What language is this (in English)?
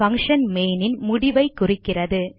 Tamil